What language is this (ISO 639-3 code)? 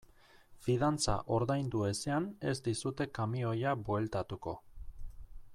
eus